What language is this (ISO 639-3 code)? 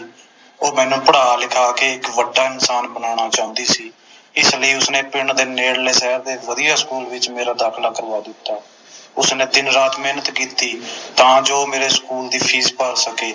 pan